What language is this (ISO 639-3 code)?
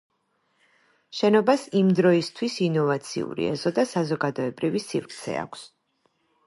kat